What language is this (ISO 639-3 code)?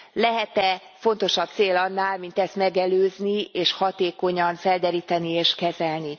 hun